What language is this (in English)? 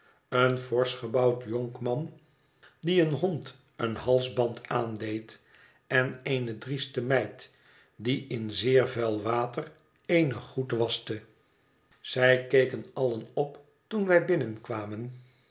Dutch